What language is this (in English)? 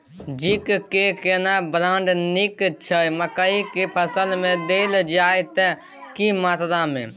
Maithili